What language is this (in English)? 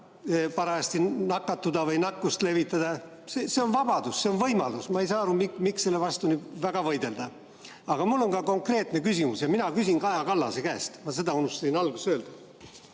Estonian